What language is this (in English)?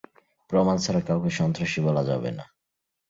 Bangla